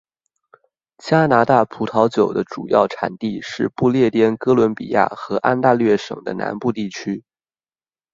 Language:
Chinese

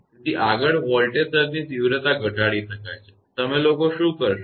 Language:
Gujarati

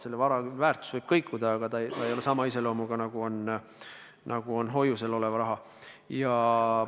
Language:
Estonian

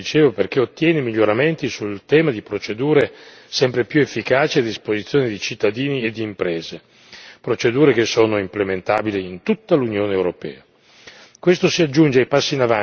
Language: Italian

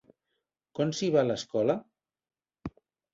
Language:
Catalan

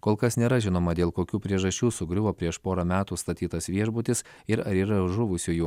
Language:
Lithuanian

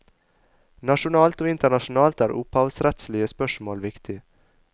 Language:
Norwegian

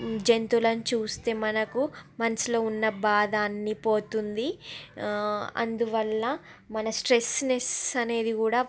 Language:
Telugu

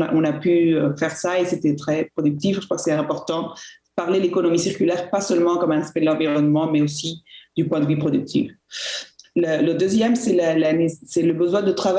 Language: French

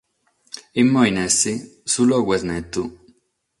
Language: Sardinian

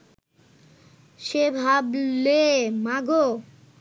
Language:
Bangla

